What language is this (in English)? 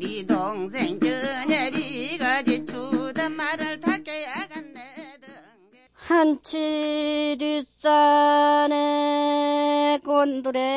Korean